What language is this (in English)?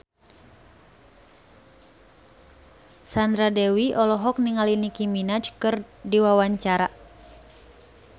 Sundanese